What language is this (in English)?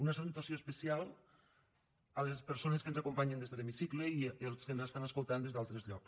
Catalan